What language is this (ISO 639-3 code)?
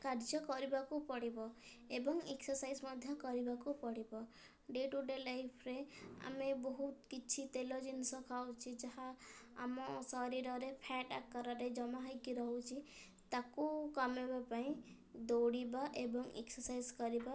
ori